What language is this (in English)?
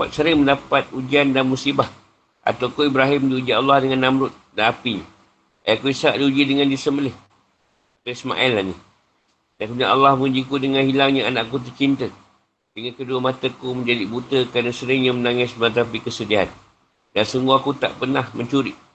Malay